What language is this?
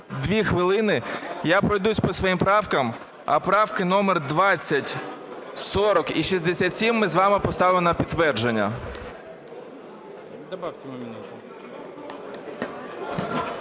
Ukrainian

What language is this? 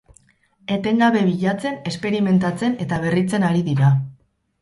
Basque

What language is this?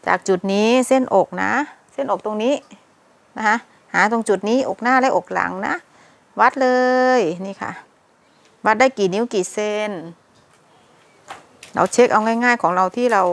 Thai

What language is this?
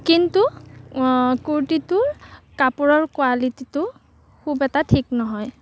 Assamese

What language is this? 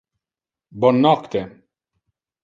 Interlingua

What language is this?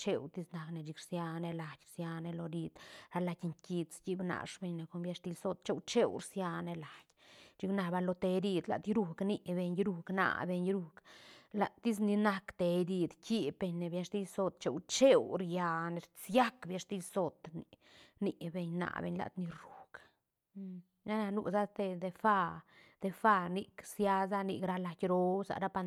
Santa Catarina Albarradas Zapotec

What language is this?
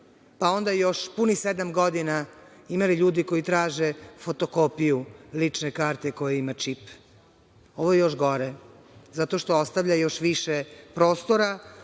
Serbian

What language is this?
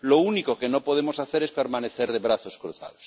Spanish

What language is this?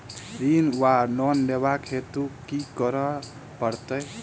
Maithili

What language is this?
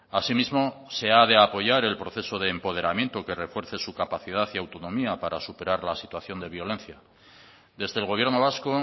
Spanish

